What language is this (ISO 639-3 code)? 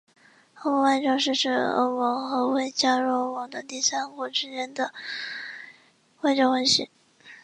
zho